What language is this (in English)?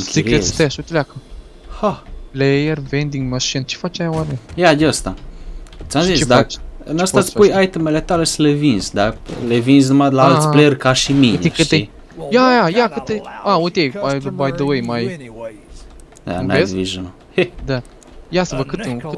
Romanian